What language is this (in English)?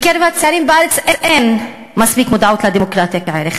Hebrew